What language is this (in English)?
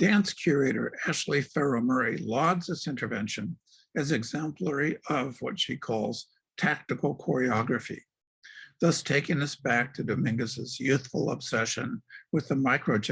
English